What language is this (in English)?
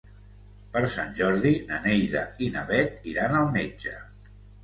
Catalan